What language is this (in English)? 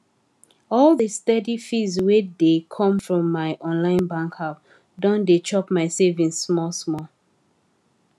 Nigerian Pidgin